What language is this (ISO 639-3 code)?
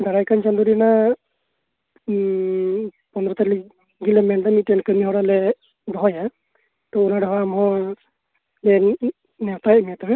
sat